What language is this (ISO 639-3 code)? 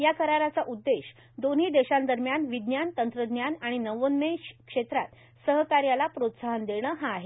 mar